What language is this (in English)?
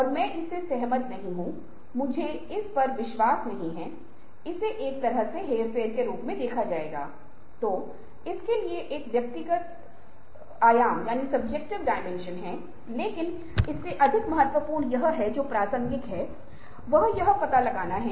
Hindi